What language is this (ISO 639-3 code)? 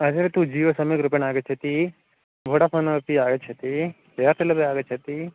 san